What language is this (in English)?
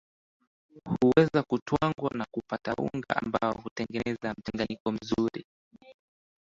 Swahili